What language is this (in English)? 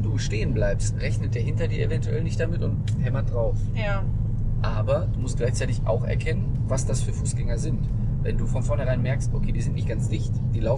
German